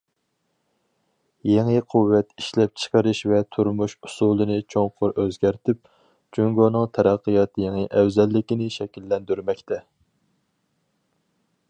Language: Uyghur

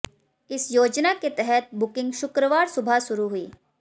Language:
Hindi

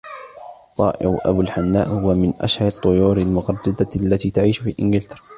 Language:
Arabic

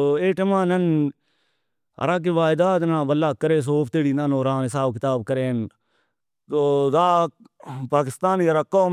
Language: Brahui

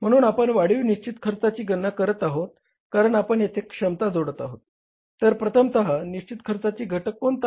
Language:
Marathi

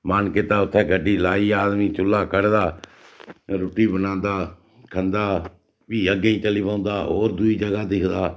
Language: Dogri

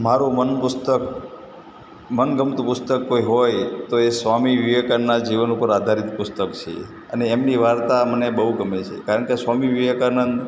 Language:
Gujarati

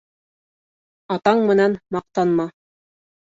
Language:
Bashkir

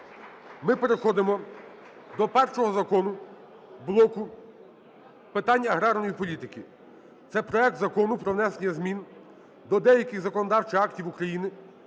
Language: Ukrainian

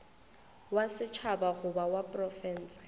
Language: Northern Sotho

